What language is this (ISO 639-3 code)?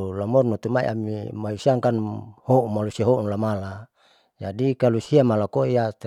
sau